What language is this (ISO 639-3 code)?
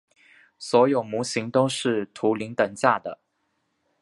zho